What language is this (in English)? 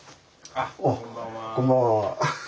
Japanese